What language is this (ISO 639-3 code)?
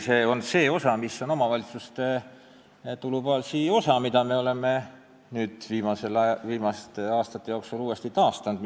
est